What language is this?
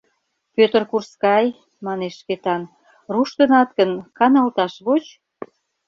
Mari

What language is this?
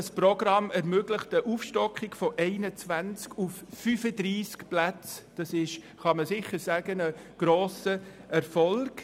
Swiss German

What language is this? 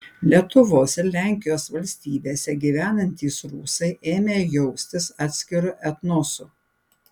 Lithuanian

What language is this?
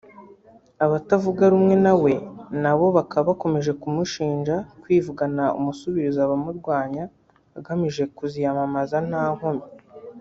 Kinyarwanda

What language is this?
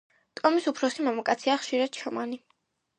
Georgian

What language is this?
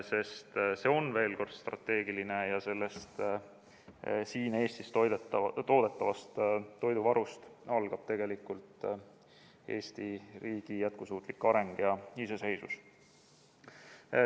Estonian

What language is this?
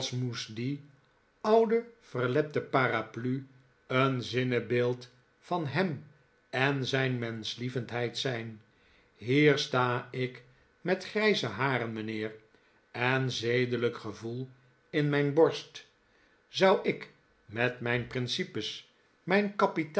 Dutch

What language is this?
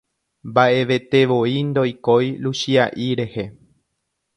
Guarani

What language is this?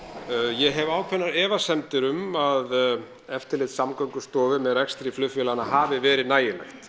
Icelandic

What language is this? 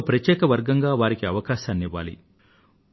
Telugu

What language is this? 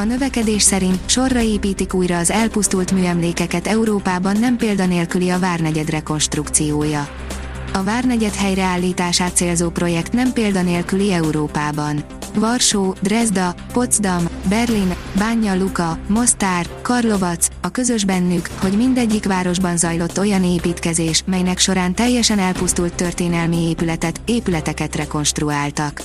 Hungarian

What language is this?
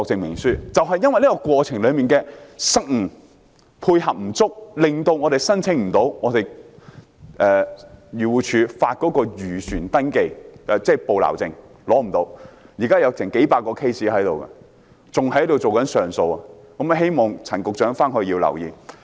Cantonese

